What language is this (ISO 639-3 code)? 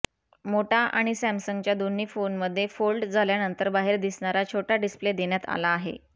mar